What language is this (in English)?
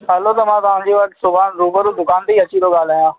Sindhi